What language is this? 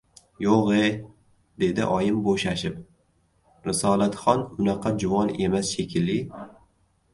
Uzbek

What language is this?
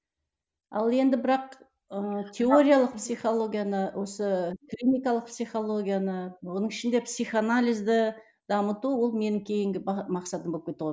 Kazakh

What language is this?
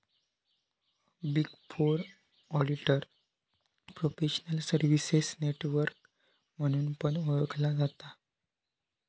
Marathi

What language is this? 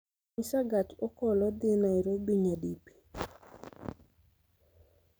Luo (Kenya and Tanzania)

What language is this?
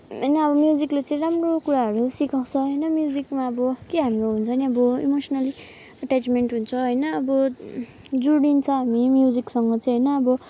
Nepali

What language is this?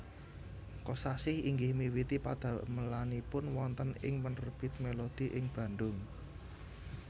Javanese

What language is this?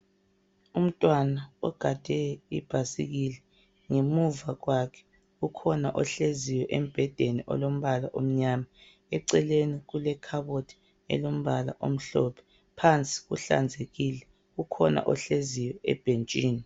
North Ndebele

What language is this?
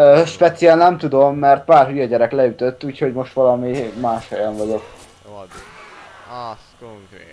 Hungarian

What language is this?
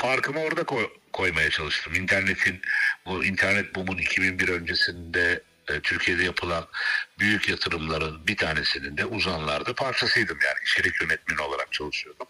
Turkish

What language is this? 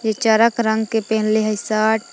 Magahi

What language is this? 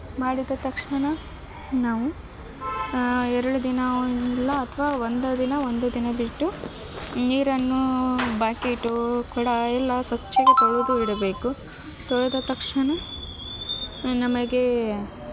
Kannada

